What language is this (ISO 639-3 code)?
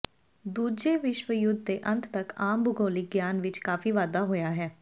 pan